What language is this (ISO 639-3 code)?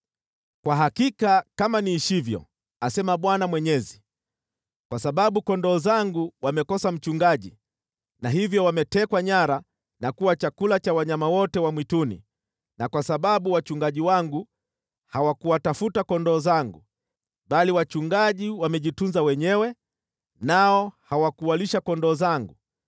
swa